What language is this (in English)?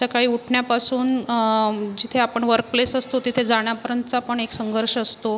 Marathi